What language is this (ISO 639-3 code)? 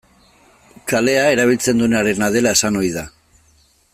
eus